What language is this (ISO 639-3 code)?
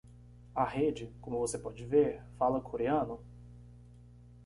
por